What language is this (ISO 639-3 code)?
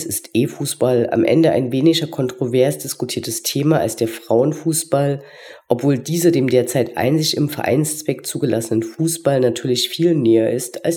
deu